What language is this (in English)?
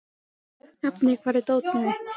Icelandic